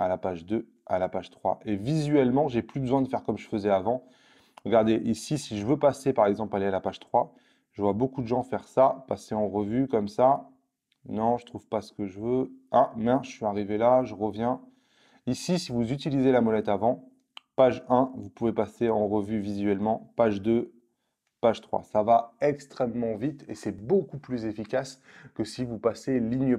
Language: French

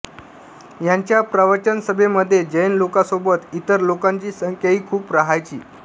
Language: Marathi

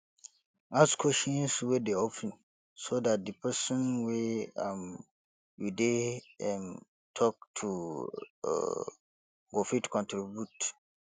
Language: Nigerian Pidgin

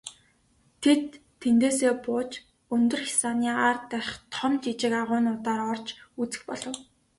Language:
Mongolian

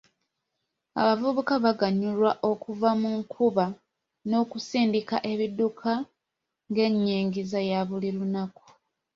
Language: Ganda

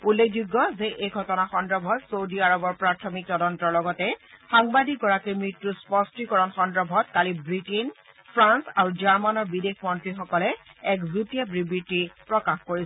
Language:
Assamese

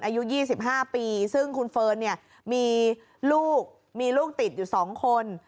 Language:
Thai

